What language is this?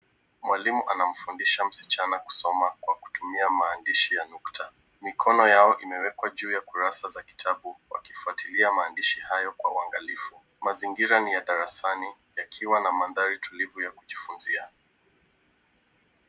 Swahili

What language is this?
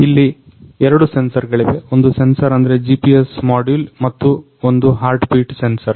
Kannada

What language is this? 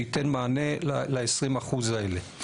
Hebrew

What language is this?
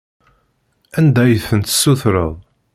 Kabyle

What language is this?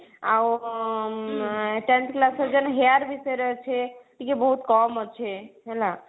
Odia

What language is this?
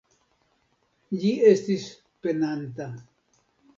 Esperanto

